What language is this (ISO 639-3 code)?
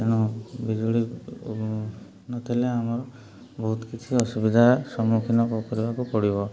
ori